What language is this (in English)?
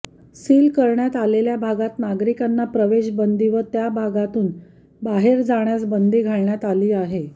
Marathi